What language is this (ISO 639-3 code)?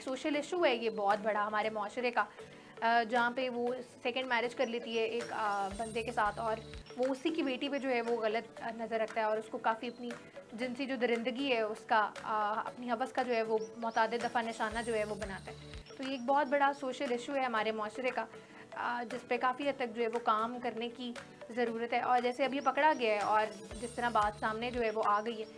hin